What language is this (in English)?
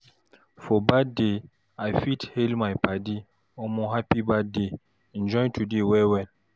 Nigerian Pidgin